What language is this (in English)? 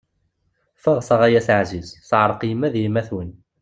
Kabyle